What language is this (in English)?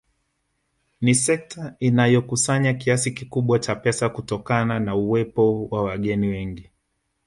Swahili